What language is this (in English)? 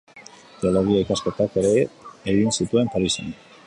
Basque